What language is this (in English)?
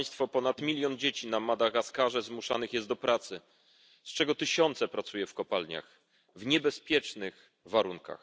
Polish